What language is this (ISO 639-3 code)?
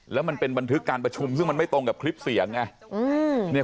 tha